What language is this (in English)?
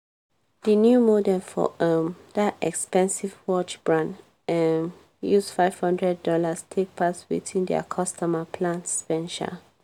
Nigerian Pidgin